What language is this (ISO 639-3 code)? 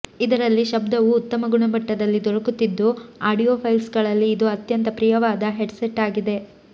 kan